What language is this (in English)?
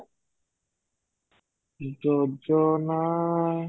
Odia